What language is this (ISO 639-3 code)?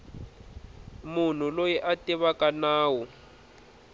tso